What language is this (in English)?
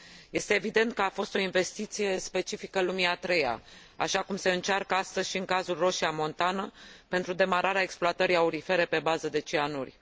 Romanian